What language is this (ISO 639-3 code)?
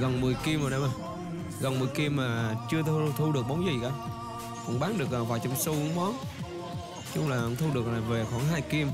vie